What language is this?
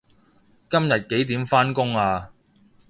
Cantonese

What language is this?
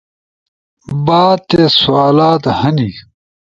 Ushojo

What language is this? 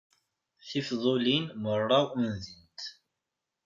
Kabyle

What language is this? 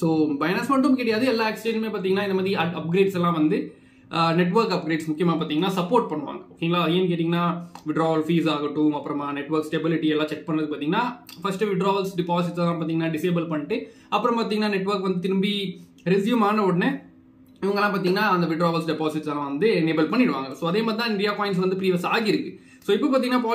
Tamil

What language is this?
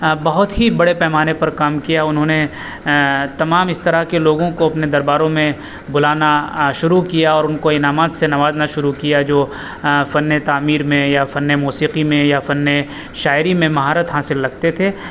Urdu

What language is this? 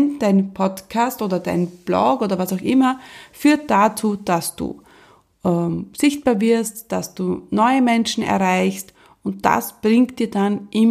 German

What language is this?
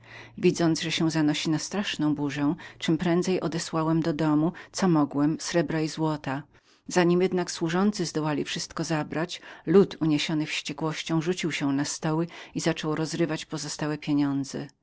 Polish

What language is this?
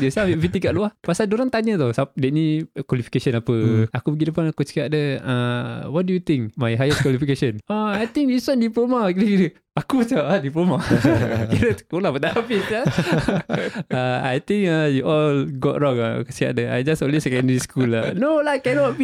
Malay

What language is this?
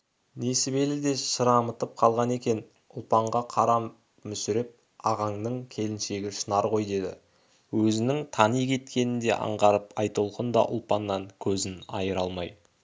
Kazakh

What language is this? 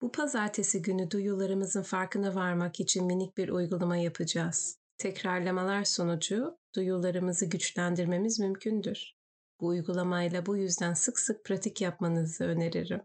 Turkish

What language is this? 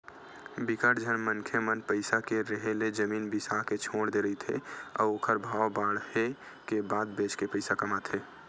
Chhattisgarhi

